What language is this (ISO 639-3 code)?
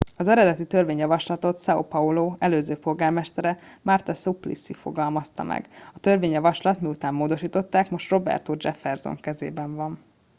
hun